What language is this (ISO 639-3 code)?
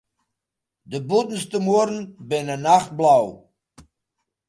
fry